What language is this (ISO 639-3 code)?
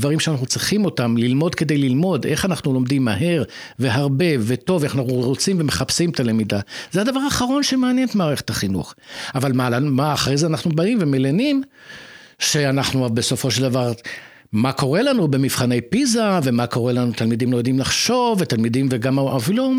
heb